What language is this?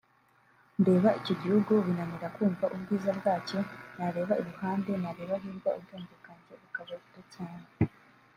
Kinyarwanda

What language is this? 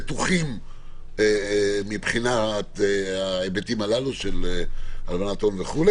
Hebrew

